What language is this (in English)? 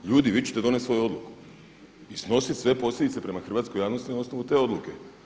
Croatian